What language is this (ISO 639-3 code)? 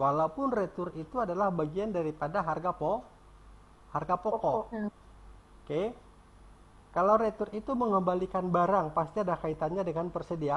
ind